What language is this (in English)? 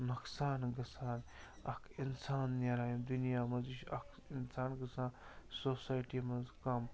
Kashmiri